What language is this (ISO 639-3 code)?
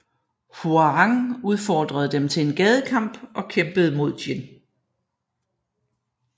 dan